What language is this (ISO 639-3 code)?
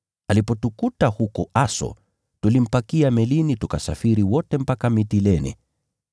swa